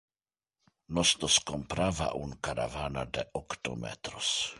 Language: Interlingua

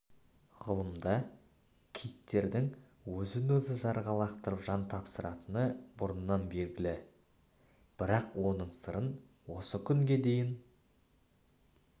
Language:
Kazakh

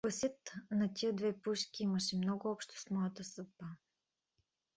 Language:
Bulgarian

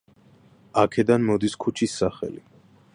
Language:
Georgian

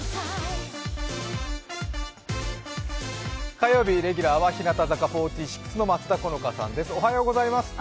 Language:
Japanese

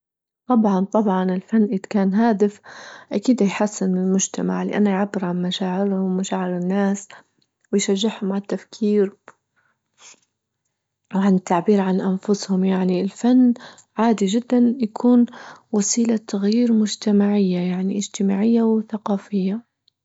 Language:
Libyan Arabic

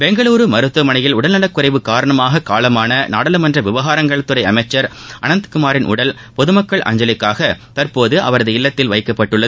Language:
Tamil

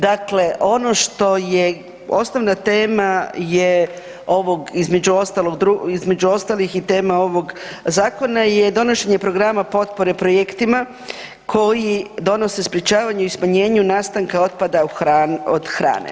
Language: Croatian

